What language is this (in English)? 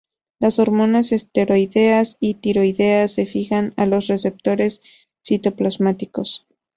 Spanish